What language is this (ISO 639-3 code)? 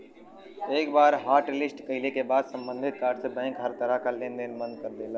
bho